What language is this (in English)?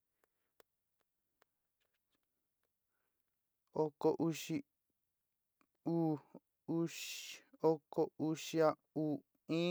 Sinicahua Mixtec